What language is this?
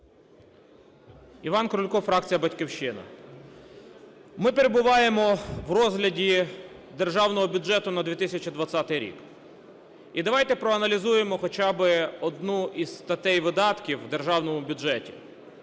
Ukrainian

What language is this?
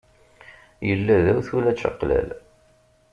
Kabyle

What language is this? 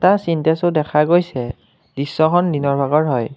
Assamese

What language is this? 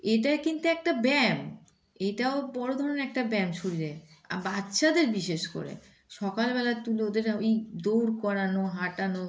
Bangla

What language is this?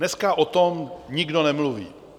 Czech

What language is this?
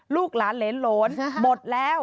Thai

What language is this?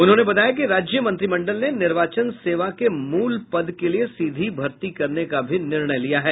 Hindi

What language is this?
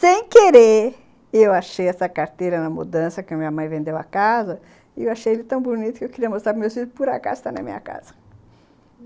Portuguese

